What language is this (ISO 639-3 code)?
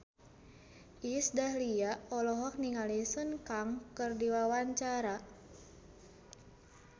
sun